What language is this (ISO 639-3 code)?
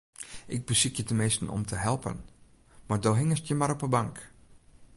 fry